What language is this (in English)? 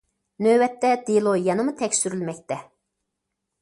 Uyghur